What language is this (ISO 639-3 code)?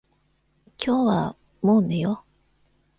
jpn